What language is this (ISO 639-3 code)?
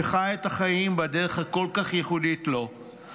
heb